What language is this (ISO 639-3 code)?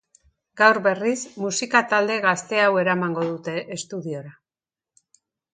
eus